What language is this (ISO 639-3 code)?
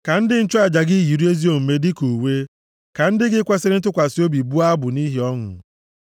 ibo